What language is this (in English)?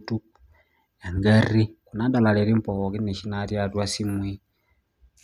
Masai